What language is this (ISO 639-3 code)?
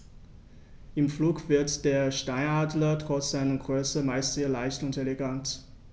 deu